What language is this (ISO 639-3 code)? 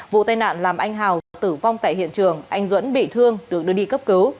vie